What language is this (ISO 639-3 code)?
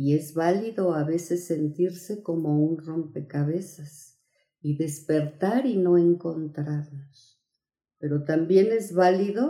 spa